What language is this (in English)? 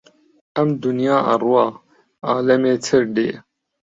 Central Kurdish